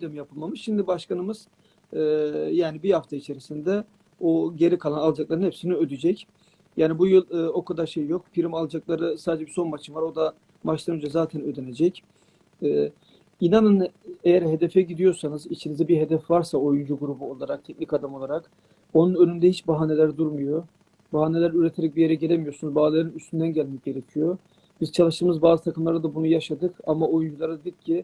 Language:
Turkish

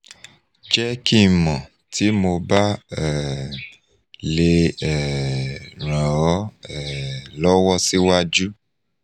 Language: Yoruba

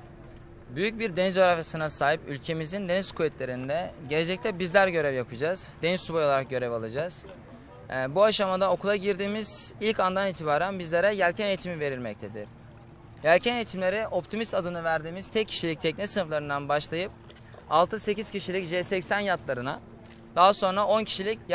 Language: Turkish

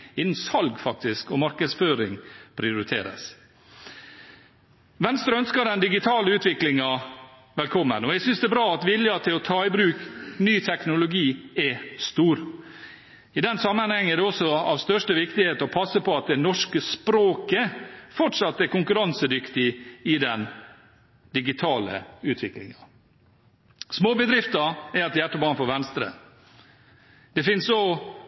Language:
Norwegian Bokmål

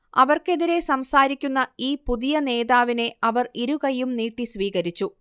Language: Malayalam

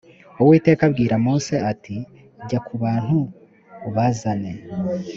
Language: Kinyarwanda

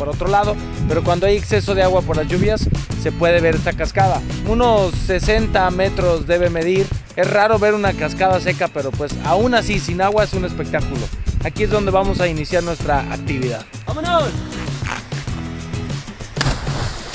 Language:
Spanish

